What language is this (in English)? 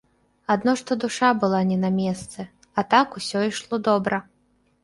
Belarusian